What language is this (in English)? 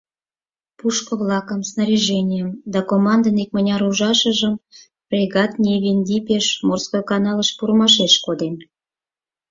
Mari